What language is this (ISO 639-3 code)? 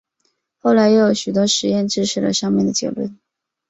zho